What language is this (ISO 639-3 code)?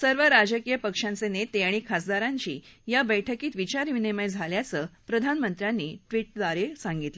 mar